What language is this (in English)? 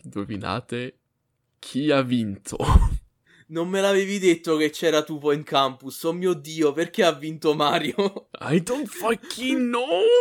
Italian